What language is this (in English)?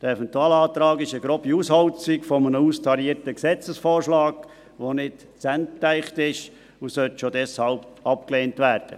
Swiss German